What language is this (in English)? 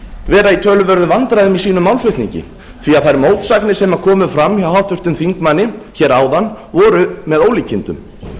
Icelandic